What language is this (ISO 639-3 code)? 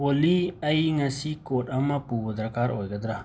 mni